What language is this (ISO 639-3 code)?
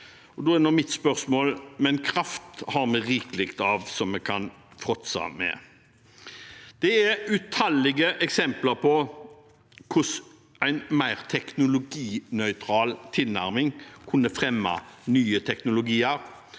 nor